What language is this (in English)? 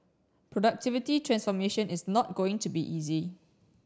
English